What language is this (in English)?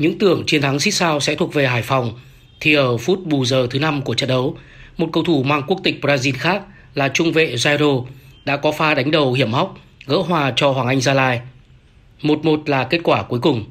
Vietnamese